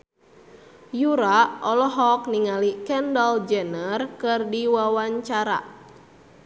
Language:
Sundanese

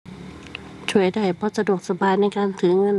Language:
Thai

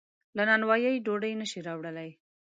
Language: Pashto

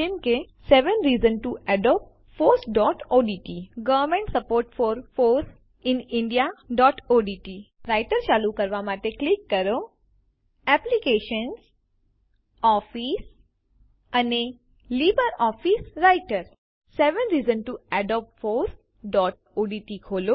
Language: Gujarati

